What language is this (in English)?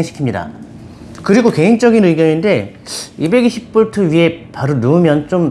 Korean